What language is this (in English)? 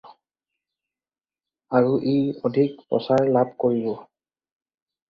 Assamese